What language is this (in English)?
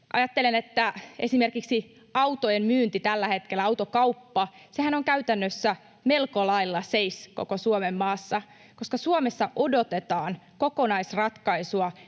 Finnish